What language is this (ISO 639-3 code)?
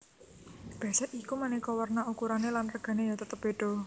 jav